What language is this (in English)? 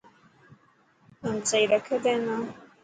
Dhatki